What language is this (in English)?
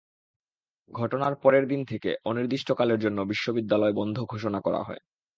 Bangla